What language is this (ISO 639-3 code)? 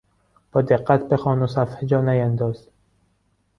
fas